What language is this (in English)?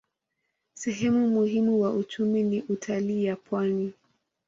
Swahili